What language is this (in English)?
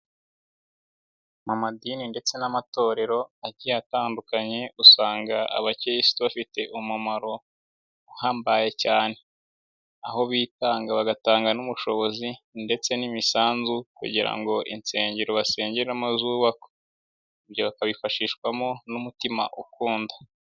Kinyarwanda